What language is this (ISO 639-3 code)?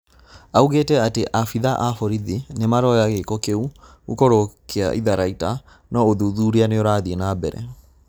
kik